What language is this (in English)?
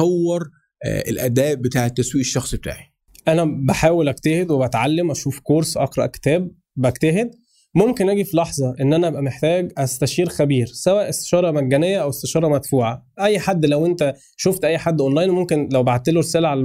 Arabic